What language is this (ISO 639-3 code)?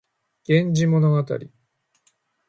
jpn